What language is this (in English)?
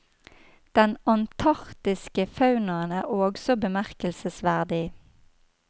Norwegian